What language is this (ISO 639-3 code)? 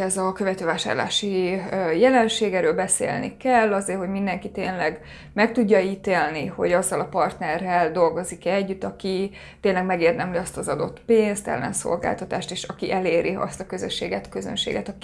hun